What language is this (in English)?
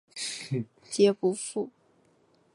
Chinese